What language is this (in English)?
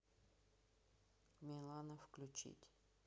Russian